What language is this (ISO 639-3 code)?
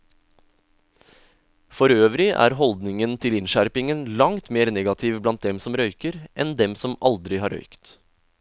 nor